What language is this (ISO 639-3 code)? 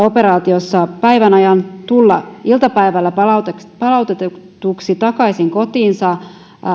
fin